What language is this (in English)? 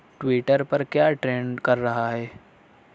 Urdu